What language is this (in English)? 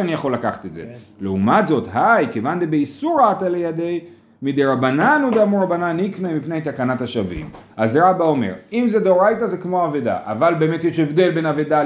Hebrew